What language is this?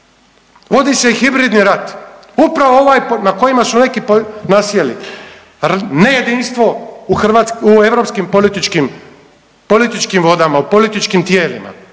Croatian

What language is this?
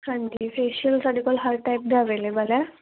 Punjabi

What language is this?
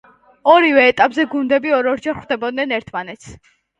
Georgian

